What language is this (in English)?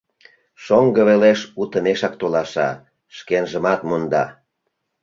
Mari